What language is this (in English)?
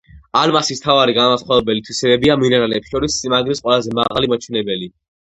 Georgian